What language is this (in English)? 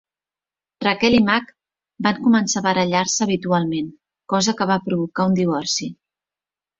Catalan